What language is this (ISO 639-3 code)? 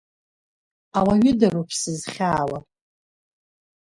abk